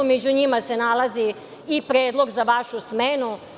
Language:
Serbian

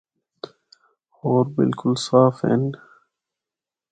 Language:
Northern Hindko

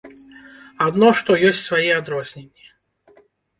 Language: Belarusian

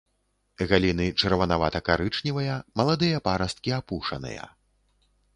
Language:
Belarusian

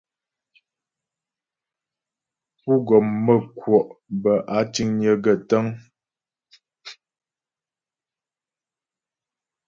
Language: Ghomala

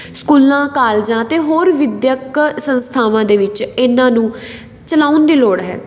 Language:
Punjabi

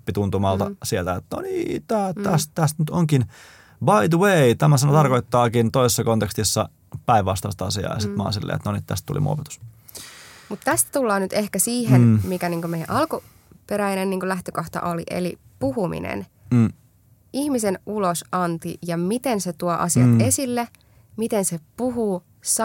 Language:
Finnish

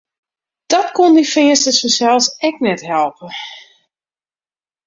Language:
Western Frisian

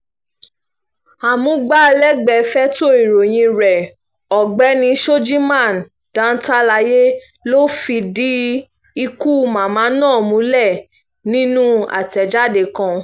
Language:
Yoruba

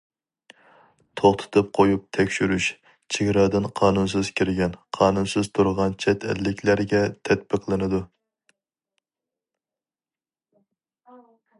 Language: Uyghur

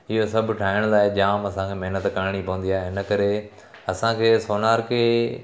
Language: Sindhi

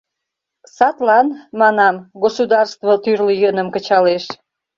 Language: Mari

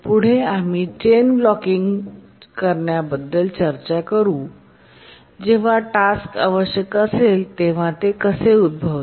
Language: Marathi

